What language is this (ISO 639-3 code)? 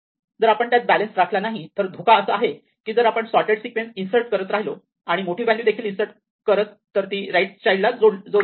mar